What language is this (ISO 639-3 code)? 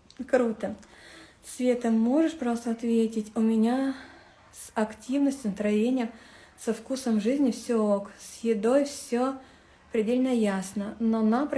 rus